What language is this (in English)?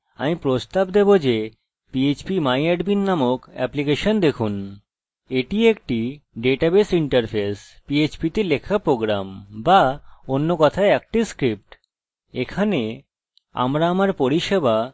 Bangla